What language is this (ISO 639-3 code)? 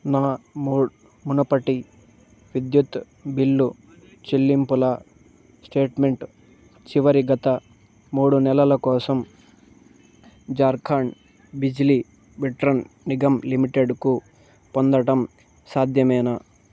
tel